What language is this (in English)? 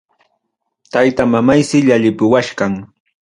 Ayacucho Quechua